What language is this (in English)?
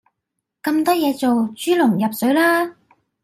Cantonese